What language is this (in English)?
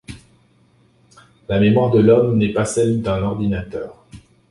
French